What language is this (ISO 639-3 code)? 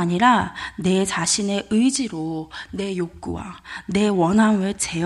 kor